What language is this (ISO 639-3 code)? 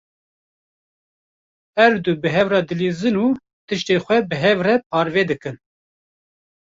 kur